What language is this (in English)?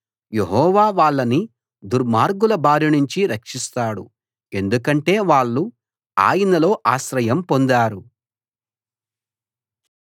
Telugu